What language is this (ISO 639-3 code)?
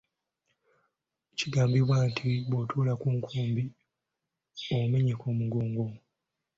lug